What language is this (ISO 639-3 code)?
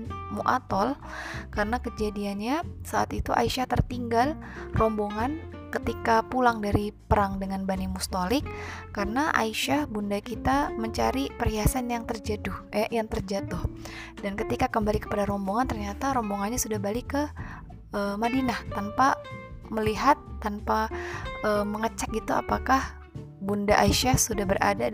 ind